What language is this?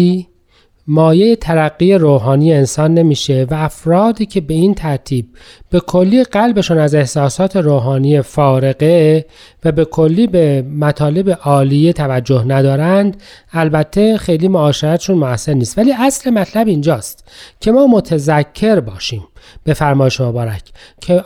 Persian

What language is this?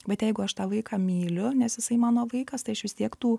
Lithuanian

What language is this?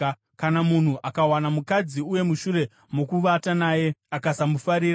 Shona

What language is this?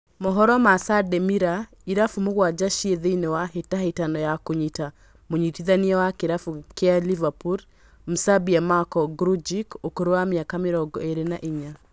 Kikuyu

